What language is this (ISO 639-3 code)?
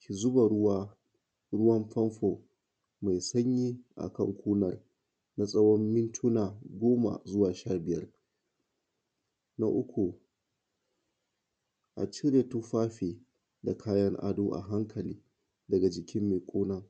hau